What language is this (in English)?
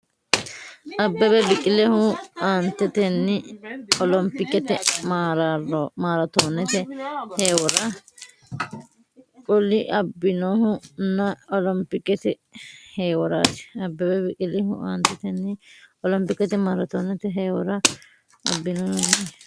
Sidamo